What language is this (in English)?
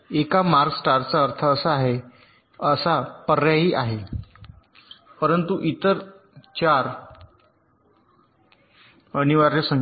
Marathi